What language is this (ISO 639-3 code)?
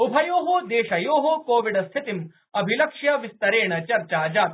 san